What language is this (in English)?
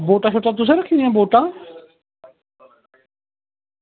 Dogri